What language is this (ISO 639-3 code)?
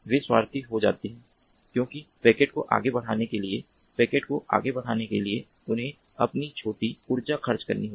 hin